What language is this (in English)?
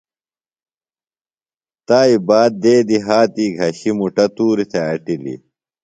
Phalura